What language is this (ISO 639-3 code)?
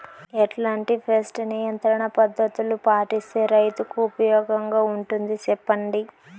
tel